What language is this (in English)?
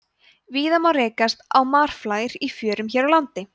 Icelandic